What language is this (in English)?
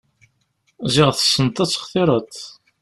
Kabyle